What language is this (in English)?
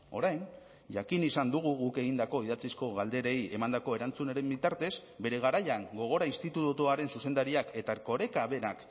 Basque